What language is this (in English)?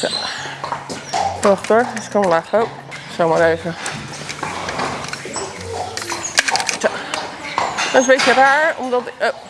Dutch